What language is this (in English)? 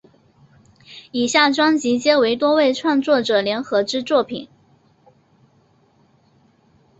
Chinese